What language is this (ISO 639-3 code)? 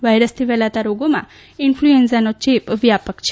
guj